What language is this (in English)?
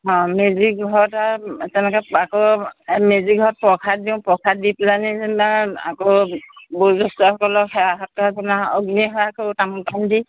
Assamese